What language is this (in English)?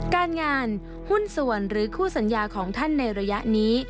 Thai